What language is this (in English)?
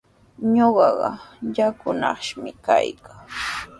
Sihuas Ancash Quechua